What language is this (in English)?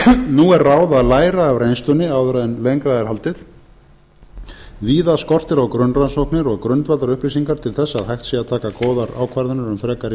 Icelandic